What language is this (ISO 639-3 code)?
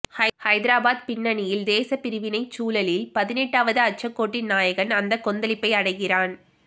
tam